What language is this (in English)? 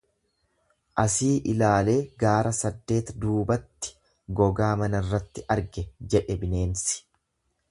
Oromo